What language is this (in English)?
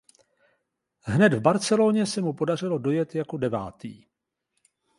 Czech